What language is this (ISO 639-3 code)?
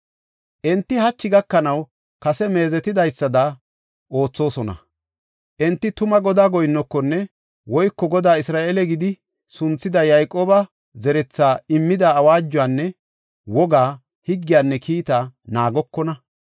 gof